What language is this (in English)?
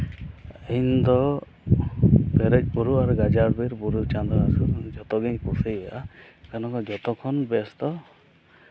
Santali